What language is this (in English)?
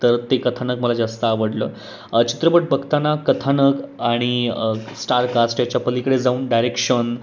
Marathi